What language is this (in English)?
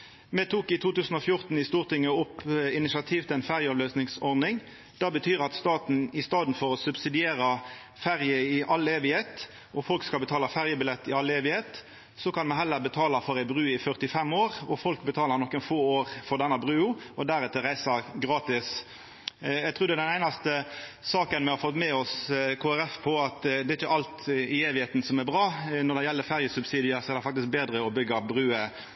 Norwegian Nynorsk